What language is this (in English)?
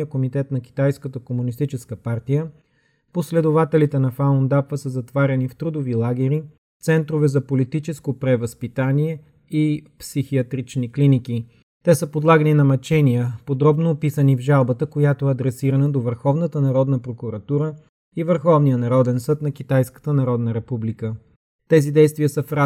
Bulgarian